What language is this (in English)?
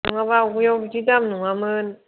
Bodo